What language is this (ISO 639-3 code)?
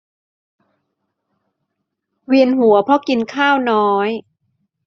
tha